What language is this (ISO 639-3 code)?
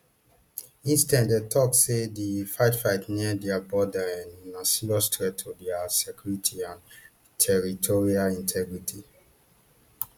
pcm